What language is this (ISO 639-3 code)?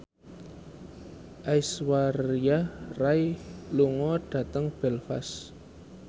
jav